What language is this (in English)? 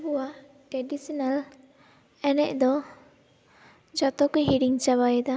Santali